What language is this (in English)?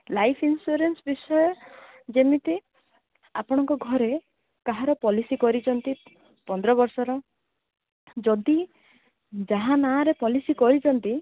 Odia